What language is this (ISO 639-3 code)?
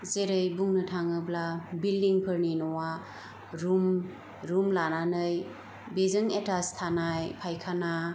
brx